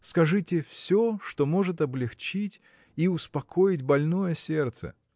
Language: Russian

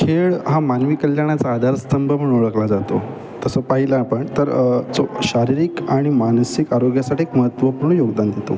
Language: Marathi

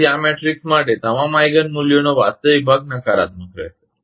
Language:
Gujarati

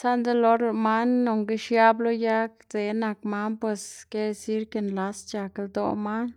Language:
Xanaguía Zapotec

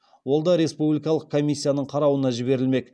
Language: Kazakh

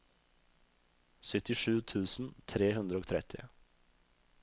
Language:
Norwegian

